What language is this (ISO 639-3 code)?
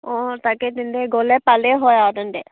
asm